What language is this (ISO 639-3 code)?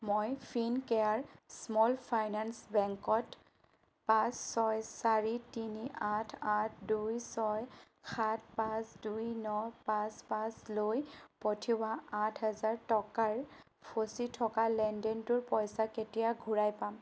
asm